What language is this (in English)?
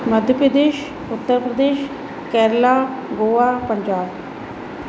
Sindhi